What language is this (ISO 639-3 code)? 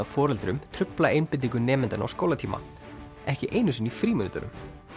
isl